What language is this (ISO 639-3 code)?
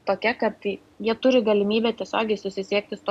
lit